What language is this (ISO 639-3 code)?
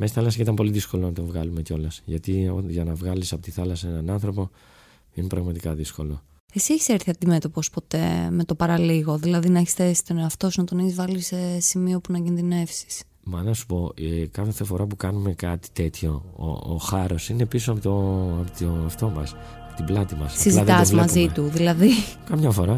ell